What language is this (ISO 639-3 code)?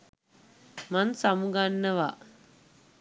sin